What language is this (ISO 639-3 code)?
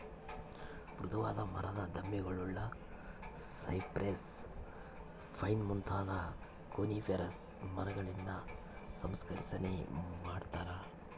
kan